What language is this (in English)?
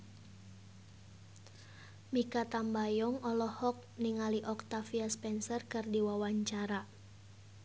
Sundanese